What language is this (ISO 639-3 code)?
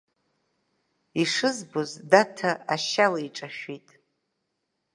abk